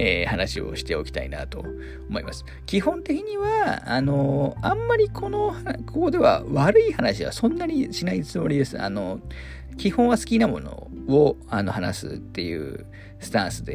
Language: Japanese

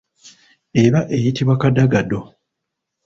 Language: Ganda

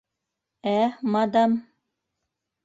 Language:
Bashkir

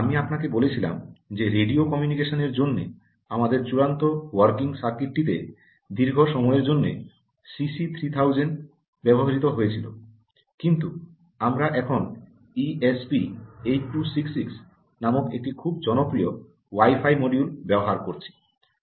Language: Bangla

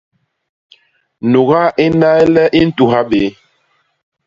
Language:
Basaa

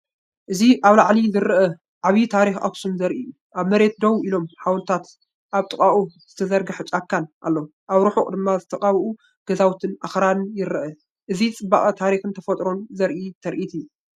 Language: Tigrinya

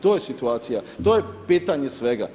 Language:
Croatian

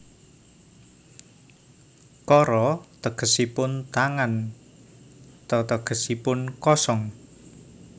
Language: Javanese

